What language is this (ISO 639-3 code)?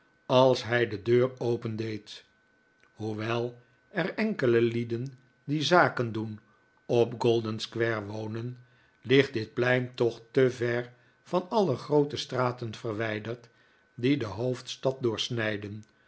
nld